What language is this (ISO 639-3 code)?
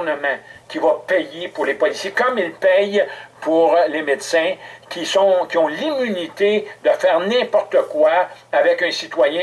fra